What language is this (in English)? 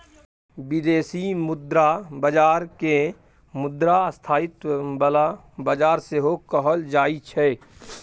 Maithili